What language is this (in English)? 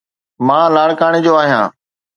Sindhi